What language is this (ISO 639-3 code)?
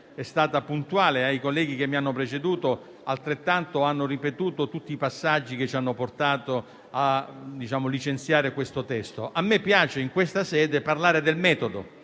ita